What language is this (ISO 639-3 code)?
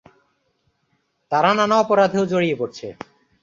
ben